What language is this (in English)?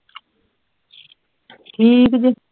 Punjabi